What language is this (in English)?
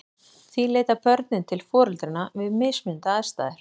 Icelandic